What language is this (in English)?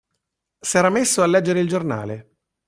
Italian